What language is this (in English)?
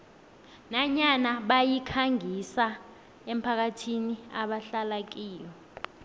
South Ndebele